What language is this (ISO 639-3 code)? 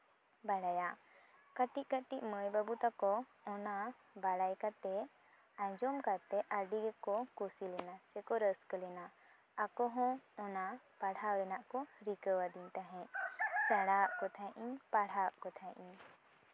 sat